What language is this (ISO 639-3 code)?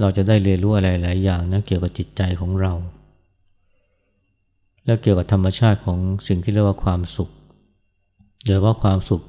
tha